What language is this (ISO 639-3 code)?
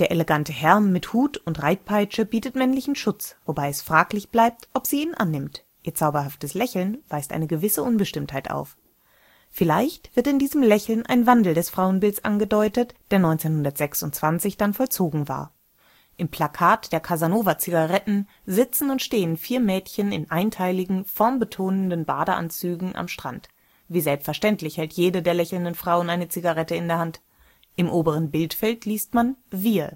deu